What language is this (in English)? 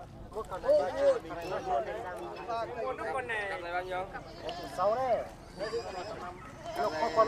Vietnamese